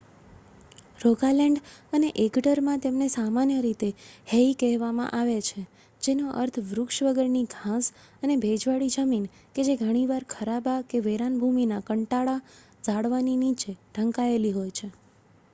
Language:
Gujarati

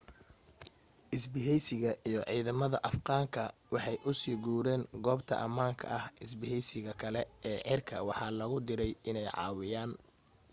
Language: Somali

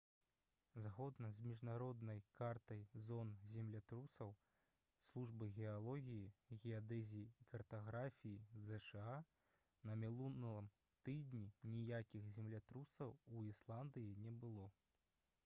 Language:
Belarusian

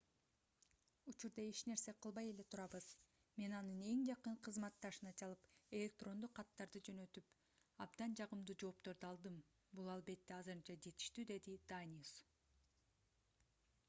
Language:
Kyrgyz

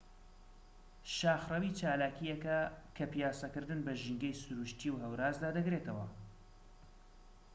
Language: Central Kurdish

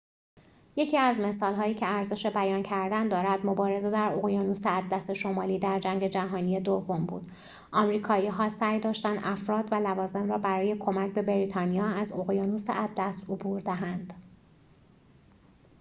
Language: Persian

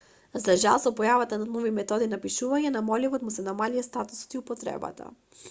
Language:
Macedonian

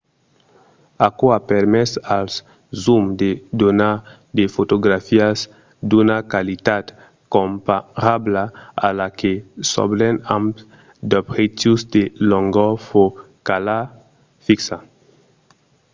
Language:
Occitan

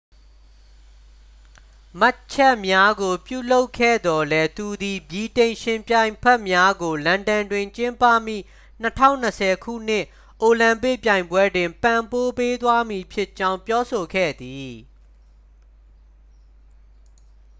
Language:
Burmese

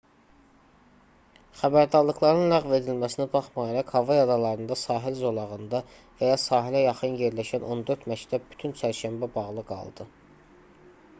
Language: Azerbaijani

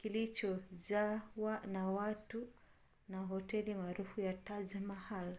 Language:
Swahili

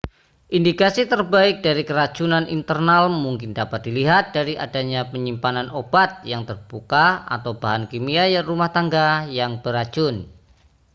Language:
Indonesian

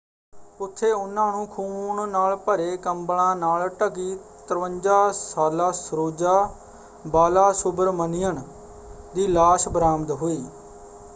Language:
Punjabi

